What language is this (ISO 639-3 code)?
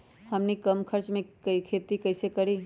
mag